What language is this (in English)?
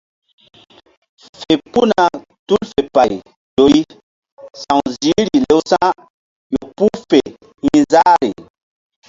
Mbum